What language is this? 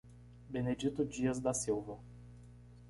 Portuguese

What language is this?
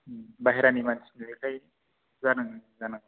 Bodo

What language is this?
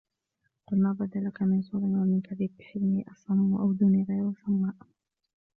Arabic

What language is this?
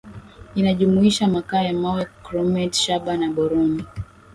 Swahili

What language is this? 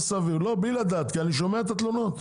Hebrew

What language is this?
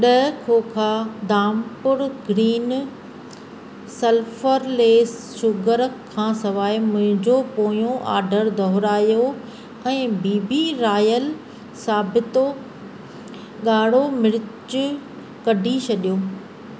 Sindhi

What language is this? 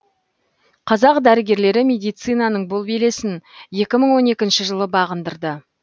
Kazakh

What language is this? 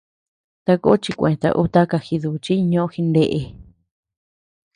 Tepeuxila Cuicatec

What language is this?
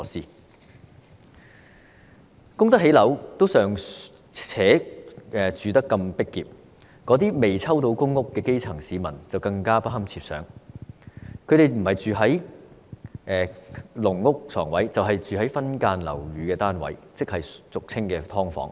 Cantonese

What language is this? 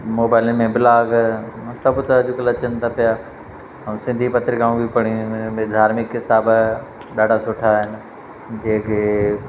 Sindhi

